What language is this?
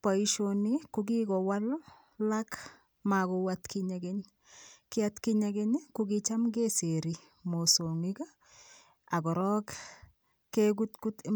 Kalenjin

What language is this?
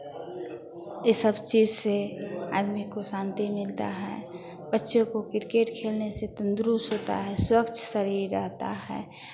Hindi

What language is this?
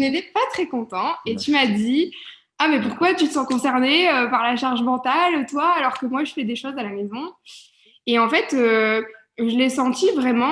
French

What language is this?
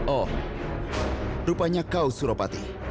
Indonesian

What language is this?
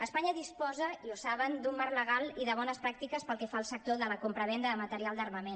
Catalan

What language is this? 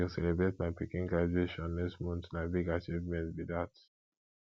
Nigerian Pidgin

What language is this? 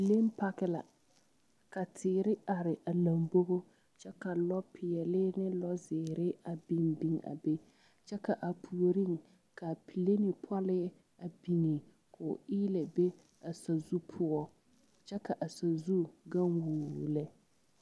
Southern Dagaare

